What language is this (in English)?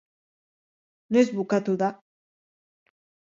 Basque